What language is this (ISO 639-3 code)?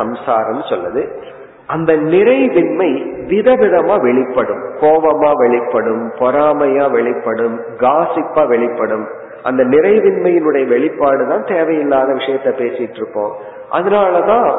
tam